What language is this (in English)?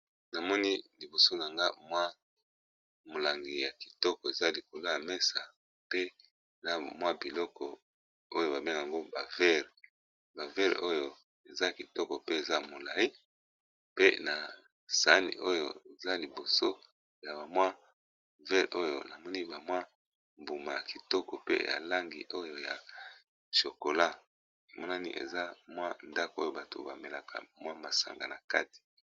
Lingala